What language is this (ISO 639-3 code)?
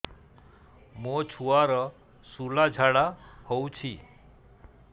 ori